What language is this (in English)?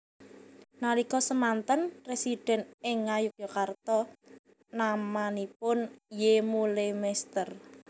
Javanese